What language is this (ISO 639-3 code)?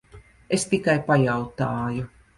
lav